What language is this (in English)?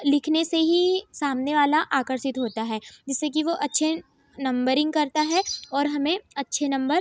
Hindi